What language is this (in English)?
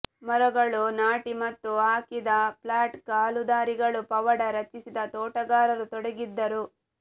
Kannada